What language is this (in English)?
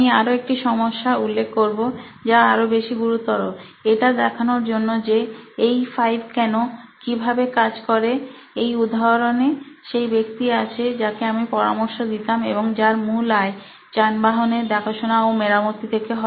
Bangla